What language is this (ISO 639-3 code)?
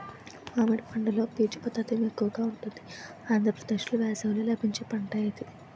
tel